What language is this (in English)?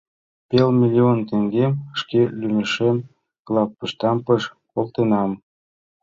Mari